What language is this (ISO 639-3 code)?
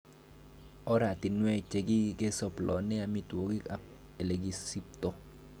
kln